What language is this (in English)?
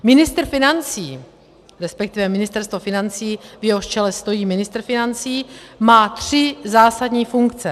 Czech